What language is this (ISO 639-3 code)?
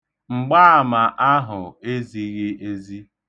ibo